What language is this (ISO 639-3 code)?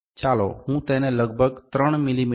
guj